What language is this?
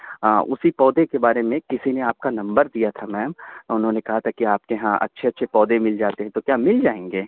Urdu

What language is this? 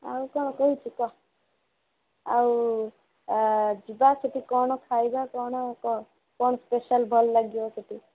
Odia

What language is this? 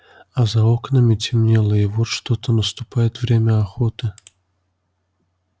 Russian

